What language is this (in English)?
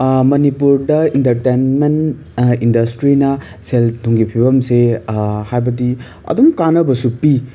Manipuri